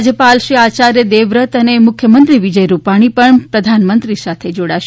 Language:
Gujarati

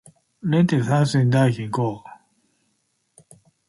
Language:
Chinese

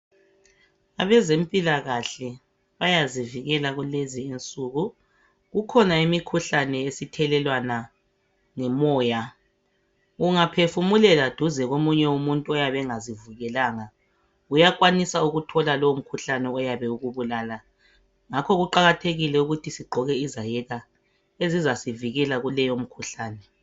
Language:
North Ndebele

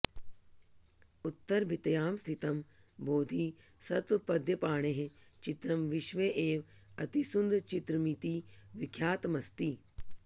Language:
Sanskrit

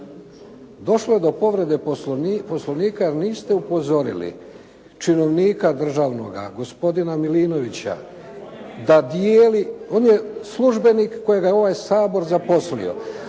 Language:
Croatian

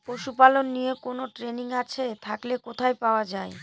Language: Bangla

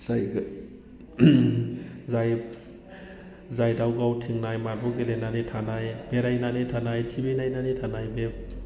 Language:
Bodo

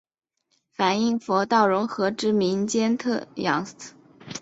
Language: Chinese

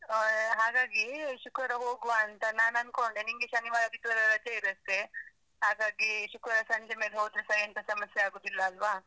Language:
Kannada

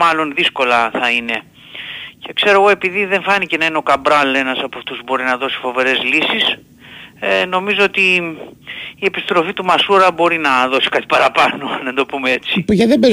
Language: Greek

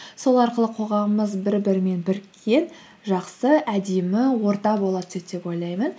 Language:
Kazakh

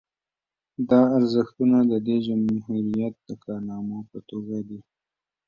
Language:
Pashto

